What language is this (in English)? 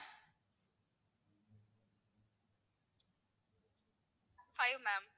Tamil